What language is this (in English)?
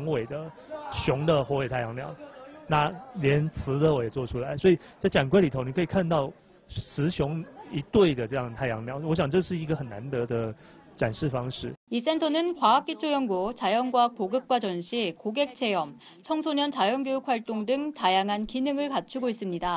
Korean